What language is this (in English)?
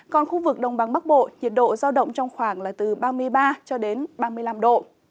Vietnamese